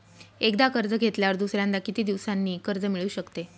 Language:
Marathi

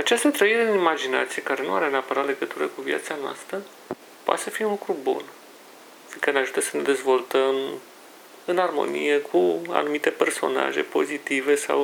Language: Romanian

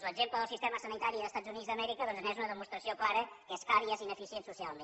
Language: Catalan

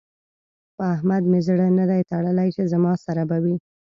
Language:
Pashto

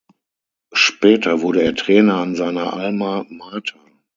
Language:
German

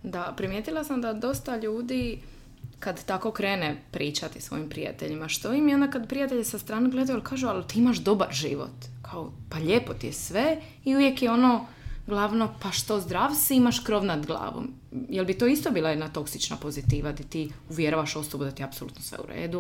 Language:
Croatian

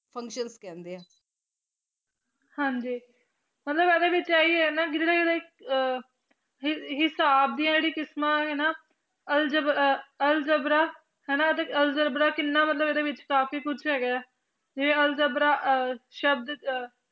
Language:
Punjabi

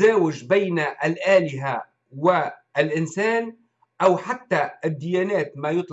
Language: Arabic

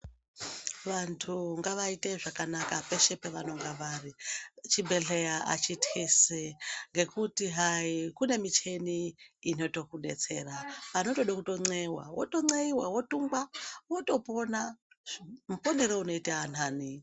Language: Ndau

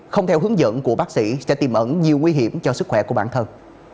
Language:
Vietnamese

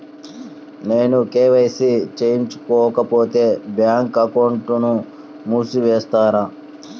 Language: Telugu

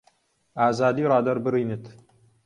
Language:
Central Kurdish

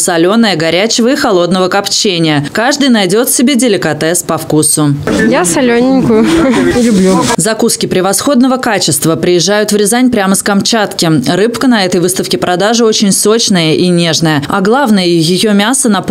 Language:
Russian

